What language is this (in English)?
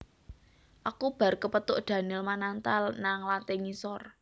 Javanese